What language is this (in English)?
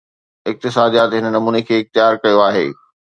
Sindhi